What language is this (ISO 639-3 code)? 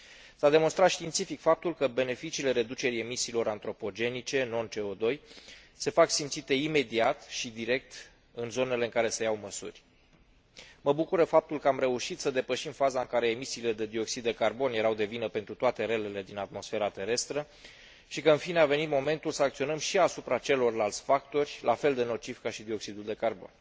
ron